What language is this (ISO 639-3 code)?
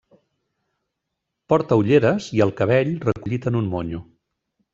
cat